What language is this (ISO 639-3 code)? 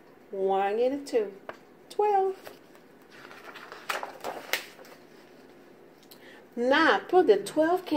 eng